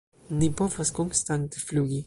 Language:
Esperanto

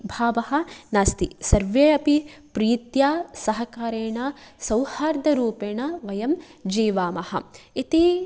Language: Sanskrit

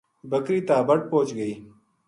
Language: Gujari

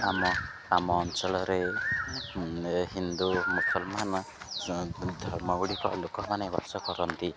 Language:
Odia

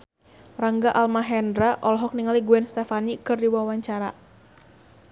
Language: Sundanese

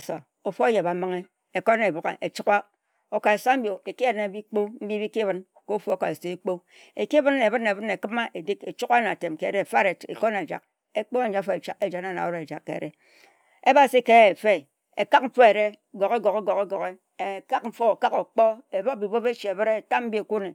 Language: Ejagham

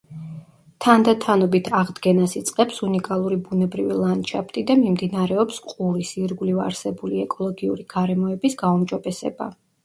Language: Georgian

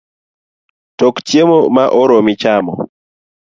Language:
Luo (Kenya and Tanzania)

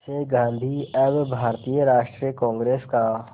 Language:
Hindi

